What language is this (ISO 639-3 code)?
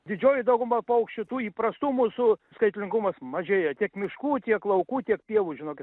lit